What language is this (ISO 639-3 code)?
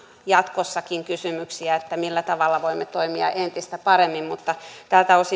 fin